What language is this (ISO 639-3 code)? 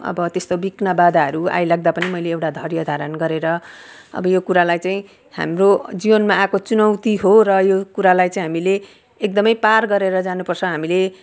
nep